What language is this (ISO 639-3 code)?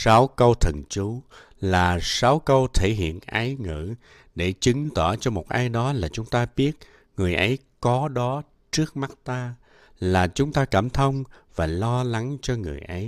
vie